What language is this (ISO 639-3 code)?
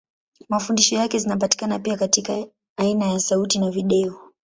swa